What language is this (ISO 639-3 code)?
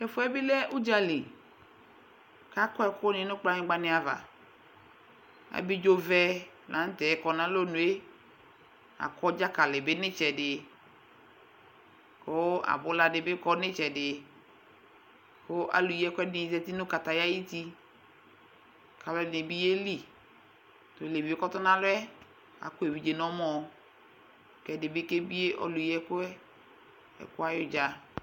kpo